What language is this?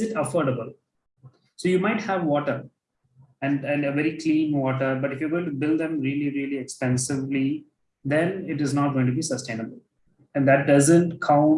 English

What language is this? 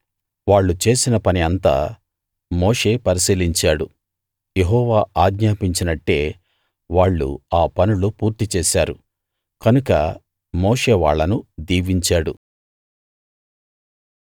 Telugu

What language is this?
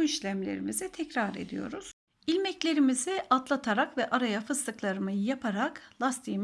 Turkish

